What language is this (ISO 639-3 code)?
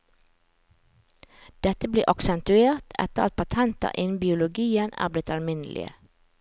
nor